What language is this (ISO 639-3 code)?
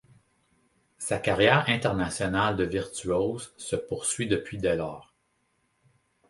fra